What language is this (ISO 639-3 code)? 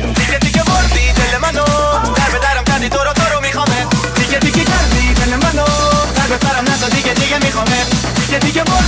rus